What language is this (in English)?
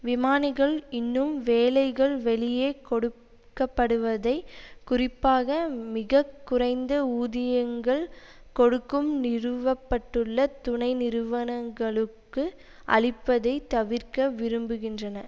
Tamil